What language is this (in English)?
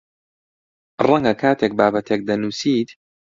Central Kurdish